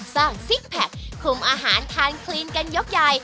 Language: Thai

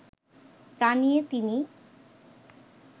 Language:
Bangla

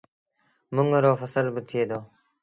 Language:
Sindhi Bhil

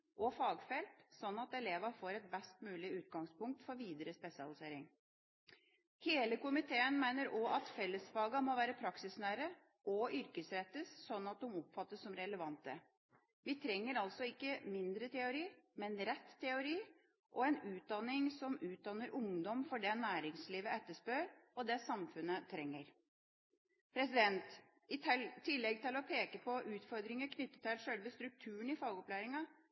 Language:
Norwegian Bokmål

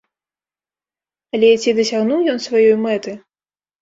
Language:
Belarusian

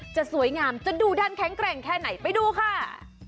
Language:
Thai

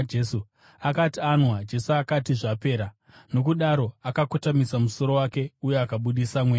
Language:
Shona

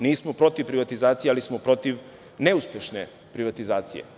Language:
Serbian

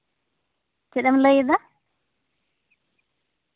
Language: Santali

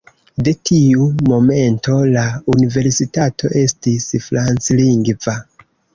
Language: Esperanto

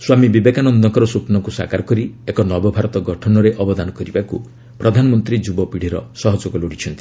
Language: Odia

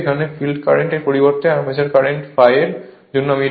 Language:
Bangla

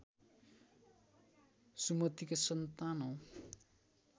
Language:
Nepali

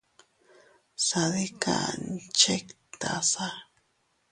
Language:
Teutila Cuicatec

